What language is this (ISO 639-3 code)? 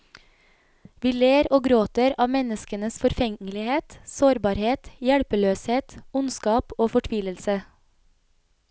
nor